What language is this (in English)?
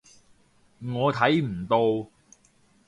Cantonese